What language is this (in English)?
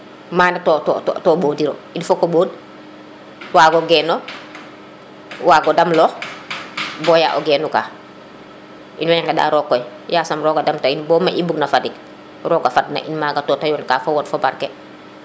Serer